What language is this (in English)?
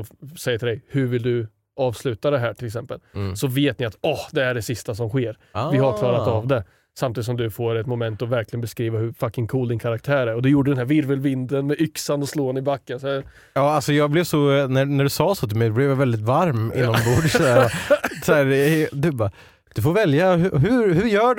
Swedish